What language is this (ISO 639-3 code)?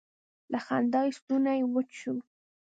pus